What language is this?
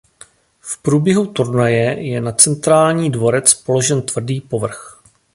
Czech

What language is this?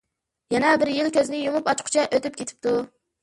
Uyghur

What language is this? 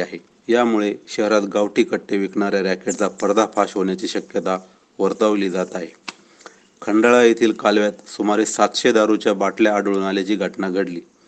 Marathi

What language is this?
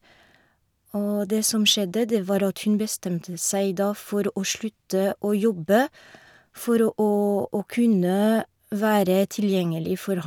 Norwegian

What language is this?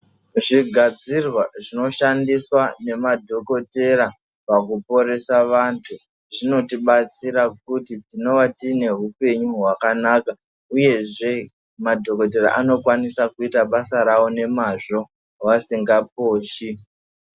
Ndau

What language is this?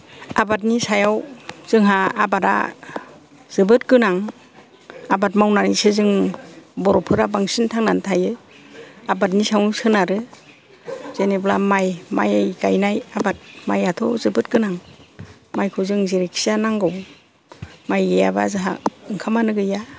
Bodo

